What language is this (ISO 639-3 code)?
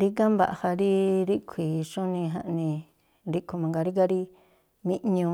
tpl